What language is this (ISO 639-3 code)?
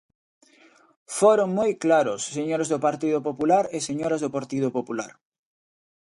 glg